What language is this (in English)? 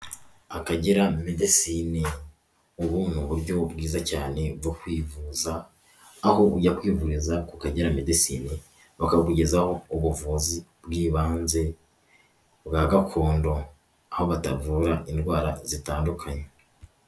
Kinyarwanda